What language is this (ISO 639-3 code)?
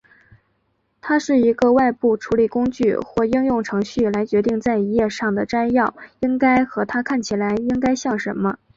zho